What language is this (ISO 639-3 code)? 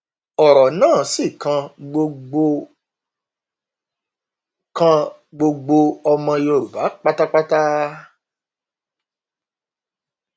yor